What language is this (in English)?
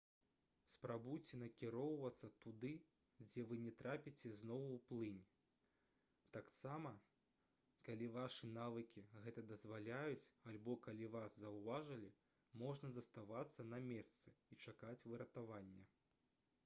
Belarusian